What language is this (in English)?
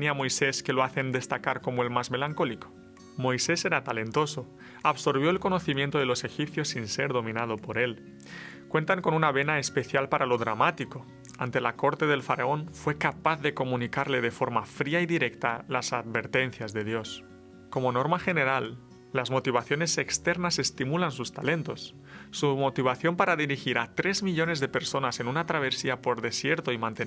Spanish